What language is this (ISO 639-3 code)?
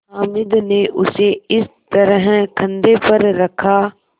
hin